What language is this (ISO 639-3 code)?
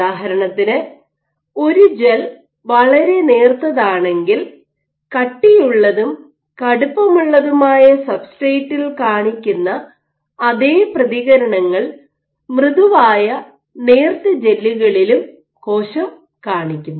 mal